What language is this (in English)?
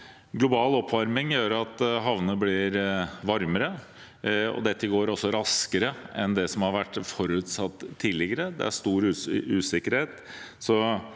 Norwegian